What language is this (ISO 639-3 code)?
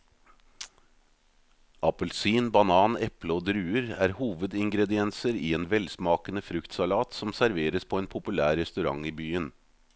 nor